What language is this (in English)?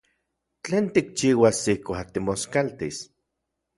Central Puebla Nahuatl